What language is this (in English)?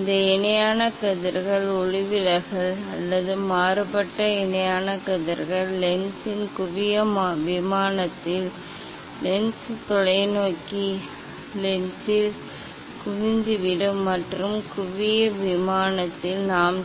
Tamil